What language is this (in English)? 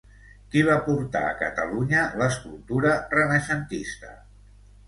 Catalan